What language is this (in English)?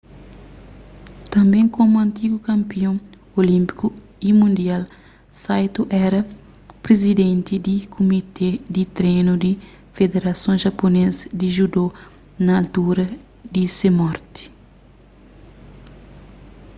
Kabuverdianu